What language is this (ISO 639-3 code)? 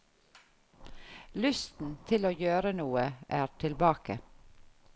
nor